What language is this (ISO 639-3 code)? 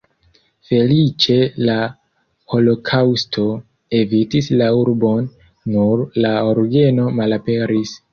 epo